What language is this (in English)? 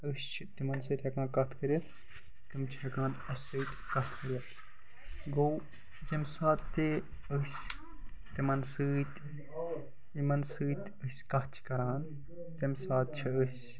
Kashmiri